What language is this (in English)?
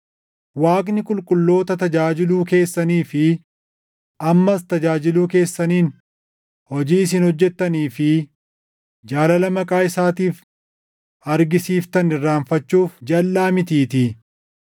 Oromo